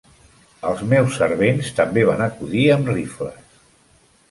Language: Catalan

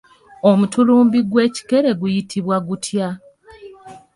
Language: Ganda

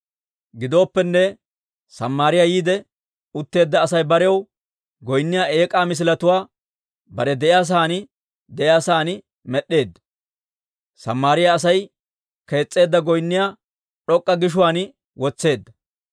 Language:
Dawro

